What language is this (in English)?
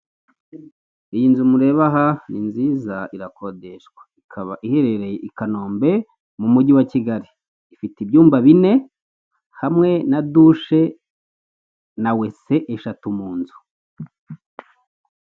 Kinyarwanda